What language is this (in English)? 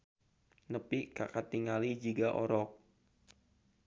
Sundanese